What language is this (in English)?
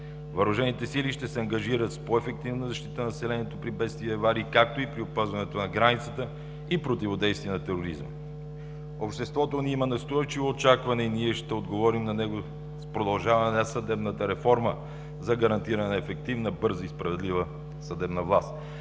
Bulgarian